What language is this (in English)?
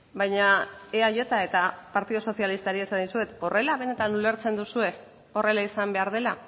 Basque